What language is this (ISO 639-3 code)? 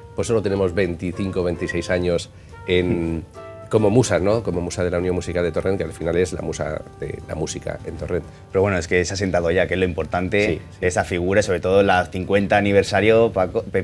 spa